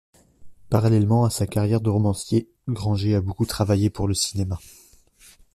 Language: French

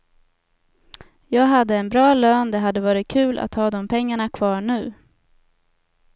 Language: Swedish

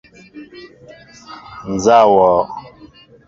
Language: Mbo (Cameroon)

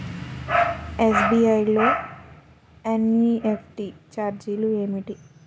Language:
Telugu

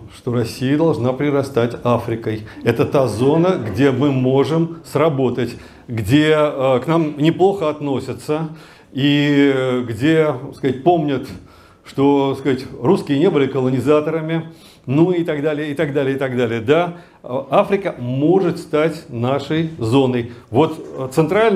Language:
Russian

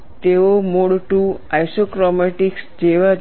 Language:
Gujarati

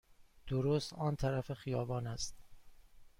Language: Persian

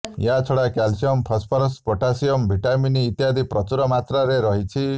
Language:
Odia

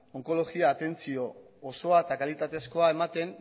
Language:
Basque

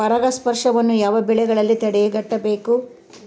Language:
Kannada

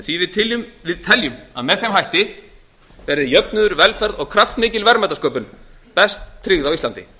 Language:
Icelandic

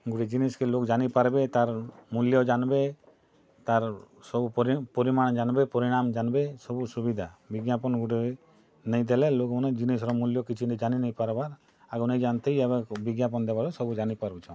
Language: Odia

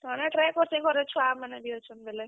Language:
Odia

